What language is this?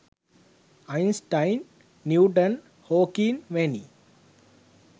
Sinhala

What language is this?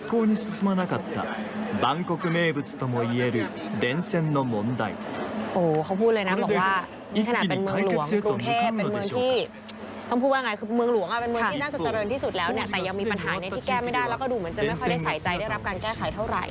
Thai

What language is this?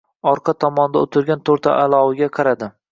Uzbek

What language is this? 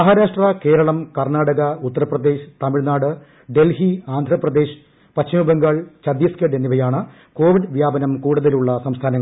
Malayalam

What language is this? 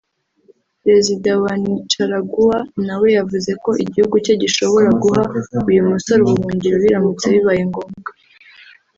Kinyarwanda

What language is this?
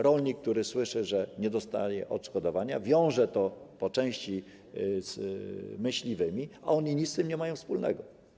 Polish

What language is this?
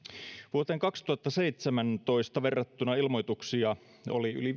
Finnish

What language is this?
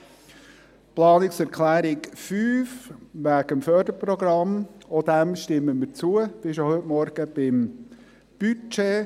Swiss German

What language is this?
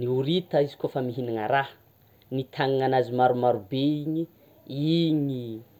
Tsimihety Malagasy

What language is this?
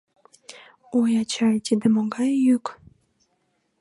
Mari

